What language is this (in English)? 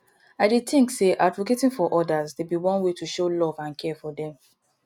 Nigerian Pidgin